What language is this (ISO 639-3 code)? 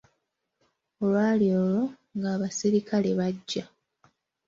lug